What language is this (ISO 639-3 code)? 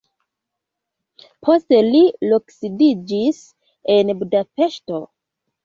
epo